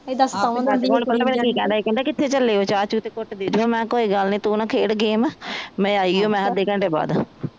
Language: Punjabi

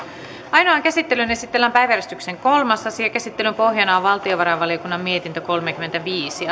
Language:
Finnish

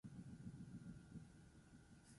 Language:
Basque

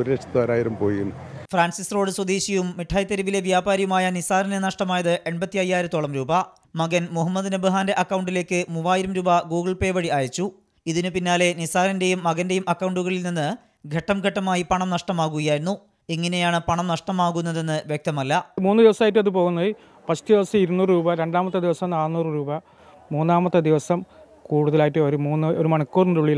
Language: Malayalam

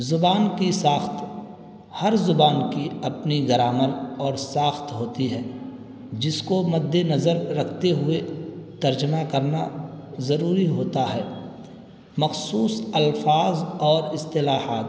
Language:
Urdu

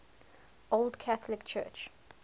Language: English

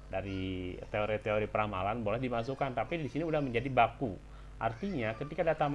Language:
Indonesian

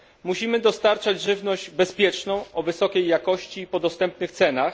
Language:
Polish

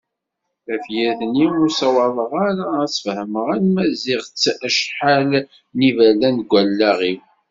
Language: Kabyle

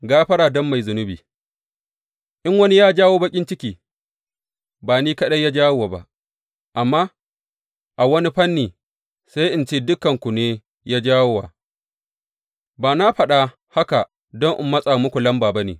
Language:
Hausa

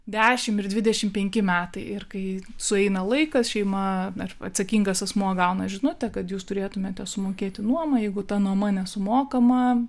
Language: Lithuanian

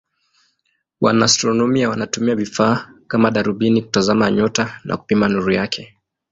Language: Swahili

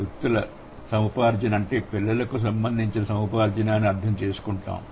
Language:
Telugu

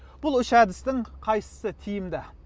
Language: Kazakh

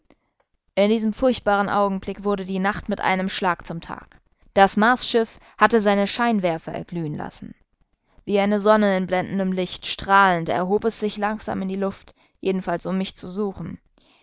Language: German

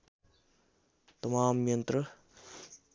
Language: Nepali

